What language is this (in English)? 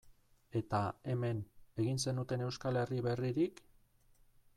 Basque